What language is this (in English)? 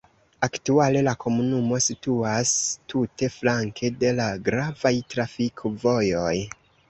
Esperanto